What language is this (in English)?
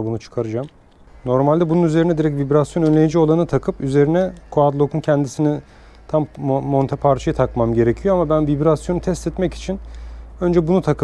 Turkish